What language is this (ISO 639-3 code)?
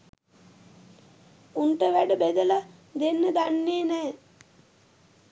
sin